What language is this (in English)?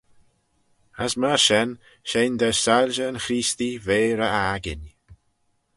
Manx